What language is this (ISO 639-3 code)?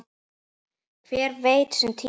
isl